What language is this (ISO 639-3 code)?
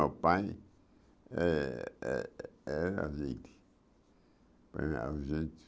por